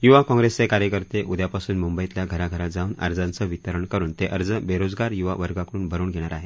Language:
Marathi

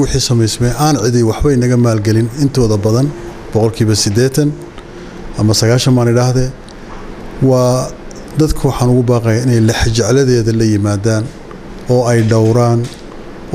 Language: Arabic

